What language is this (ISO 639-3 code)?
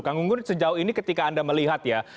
ind